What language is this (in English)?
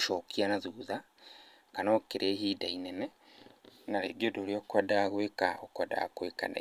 Kikuyu